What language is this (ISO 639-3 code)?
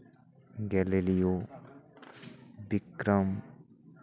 sat